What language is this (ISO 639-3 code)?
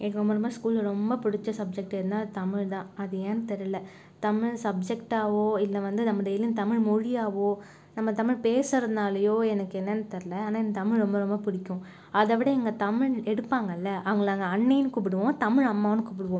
tam